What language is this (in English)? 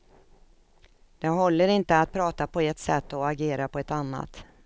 Swedish